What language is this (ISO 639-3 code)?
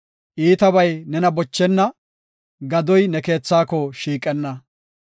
gof